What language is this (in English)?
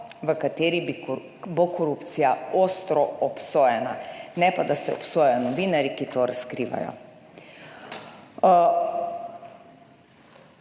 Slovenian